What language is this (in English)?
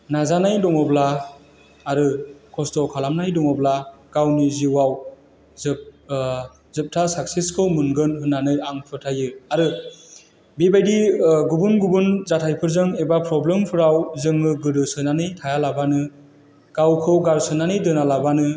Bodo